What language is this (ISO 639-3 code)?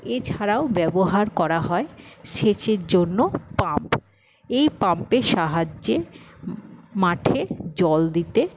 ben